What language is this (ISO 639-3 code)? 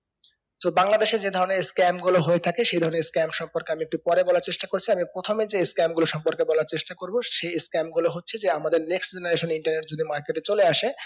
ben